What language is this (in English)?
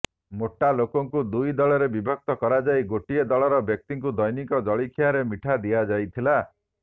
Odia